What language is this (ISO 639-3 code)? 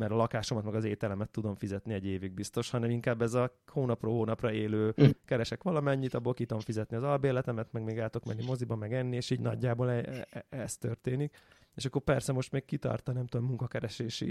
hun